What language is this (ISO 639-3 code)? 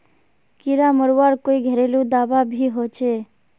mag